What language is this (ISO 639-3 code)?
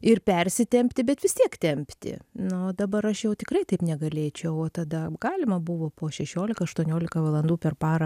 lit